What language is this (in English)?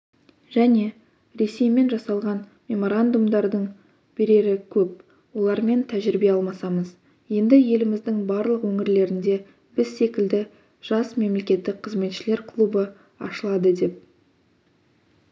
Kazakh